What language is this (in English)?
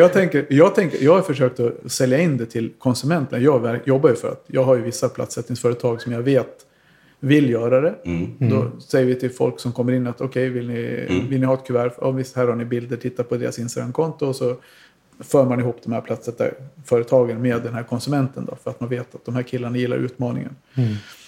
Swedish